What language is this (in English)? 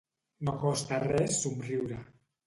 Catalan